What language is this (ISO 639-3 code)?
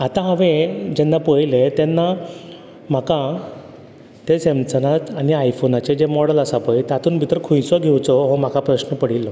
kok